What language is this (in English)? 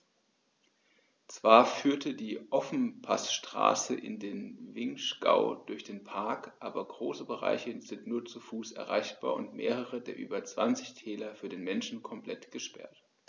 German